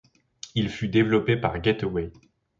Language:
French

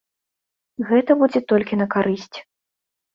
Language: Belarusian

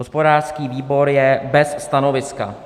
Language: Czech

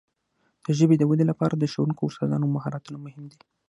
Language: Pashto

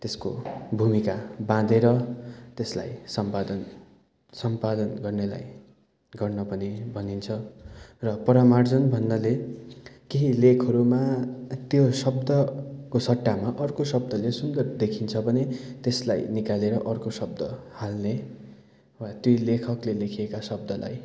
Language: Nepali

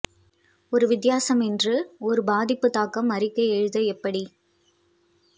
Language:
Tamil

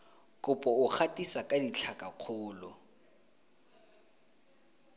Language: Tswana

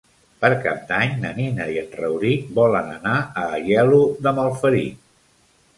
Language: Catalan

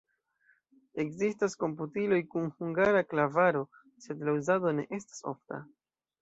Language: Esperanto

